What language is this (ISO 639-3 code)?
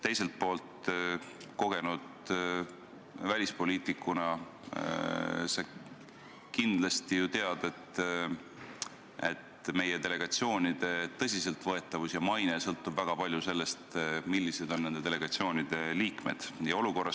est